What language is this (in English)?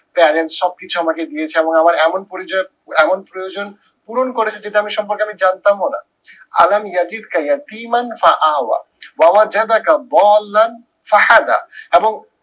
Bangla